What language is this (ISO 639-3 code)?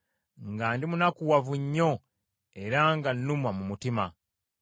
lug